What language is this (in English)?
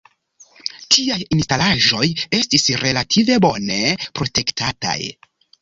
Esperanto